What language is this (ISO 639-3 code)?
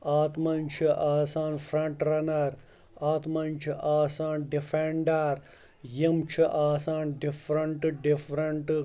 kas